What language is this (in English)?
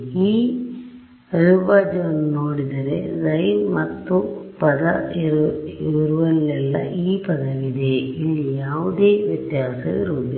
Kannada